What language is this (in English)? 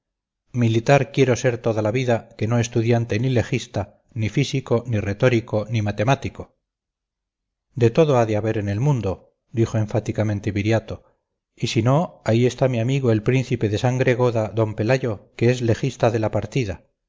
Spanish